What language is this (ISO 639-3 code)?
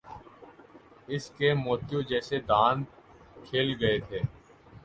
urd